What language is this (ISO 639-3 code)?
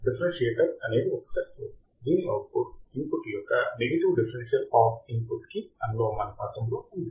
tel